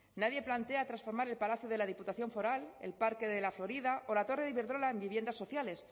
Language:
Spanish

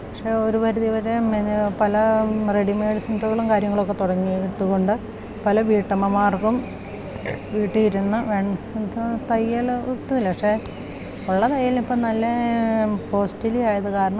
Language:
Malayalam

